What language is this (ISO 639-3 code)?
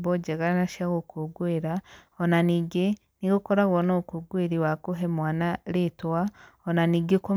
kik